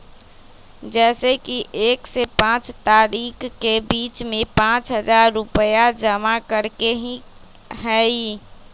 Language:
Magahi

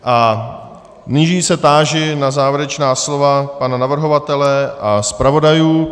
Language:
Czech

